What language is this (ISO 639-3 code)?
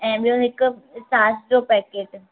snd